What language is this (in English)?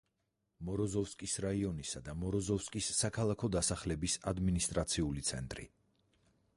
Georgian